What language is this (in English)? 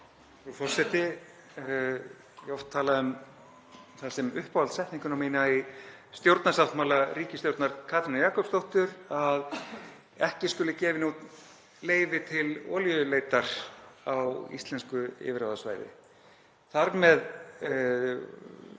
Icelandic